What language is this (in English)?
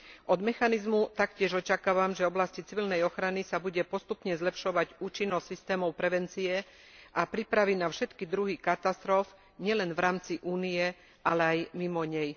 Slovak